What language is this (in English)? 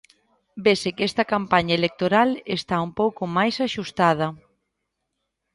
Galician